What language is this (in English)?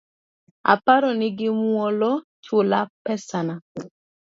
Luo (Kenya and Tanzania)